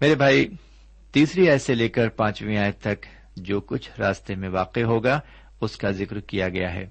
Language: Urdu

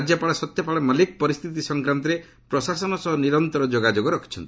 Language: Odia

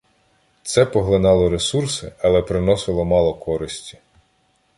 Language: Ukrainian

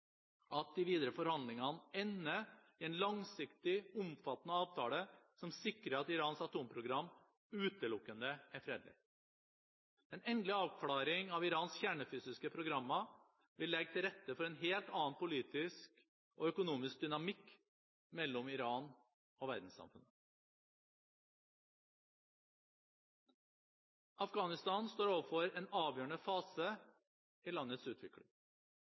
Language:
Norwegian Bokmål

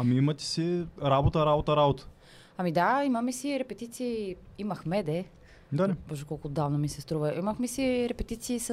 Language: Bulgarian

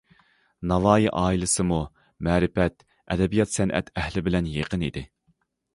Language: Uyghur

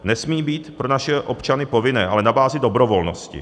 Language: Czech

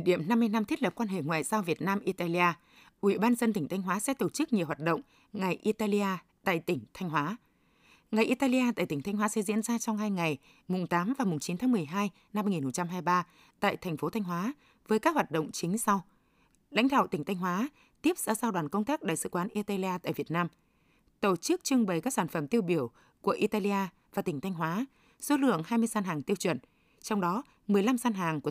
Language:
Vietnamese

